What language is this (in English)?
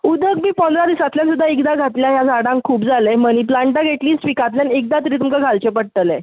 Konkani